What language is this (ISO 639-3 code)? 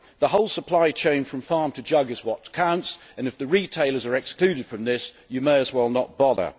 eng